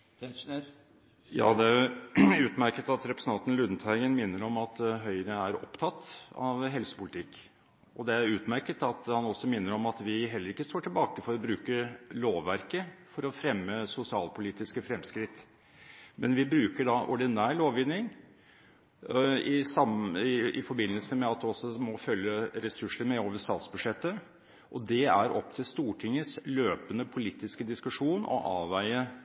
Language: Norwegian Bokmål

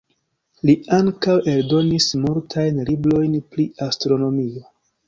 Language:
Esperanto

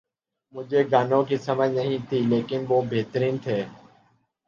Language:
Urdu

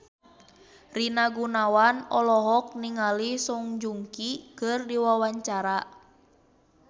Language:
Sundanese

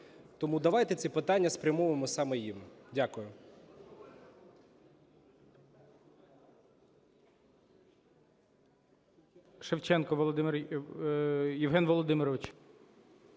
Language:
Ukrainian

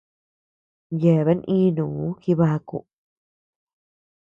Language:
Tepeuxila Cuicatec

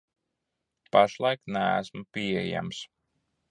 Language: Latvian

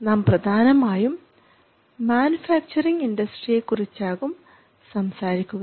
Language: Malayalam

